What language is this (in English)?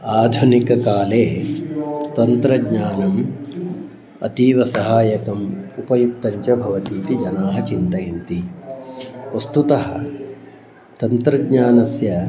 Sanskrit